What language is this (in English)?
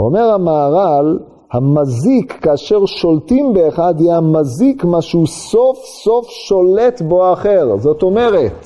Hebrew